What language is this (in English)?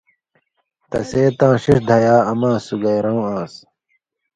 Indus Kohistani